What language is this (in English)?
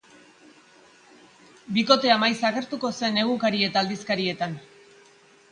Basque